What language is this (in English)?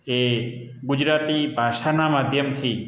Gujarati